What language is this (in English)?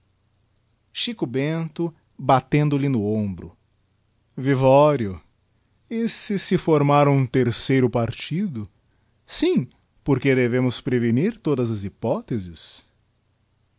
Portuguese